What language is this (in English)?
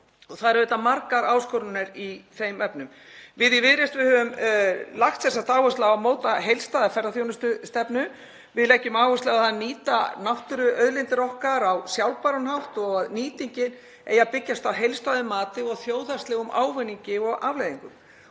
Icelandic